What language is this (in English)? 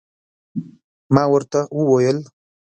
Pashto